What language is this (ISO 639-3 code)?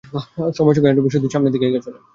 ben